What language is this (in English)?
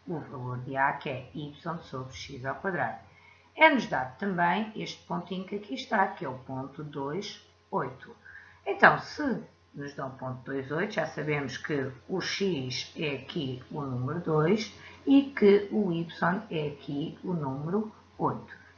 Portuguese